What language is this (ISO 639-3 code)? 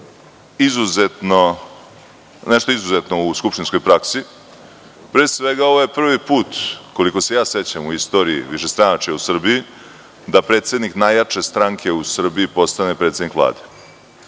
srp